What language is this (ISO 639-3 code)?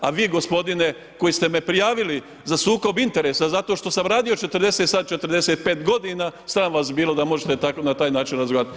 hrv